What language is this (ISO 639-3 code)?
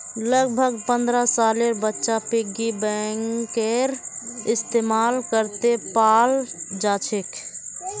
mag